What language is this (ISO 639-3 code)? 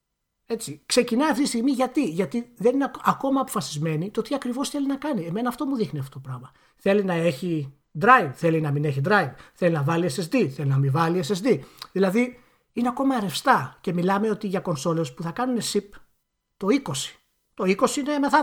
ell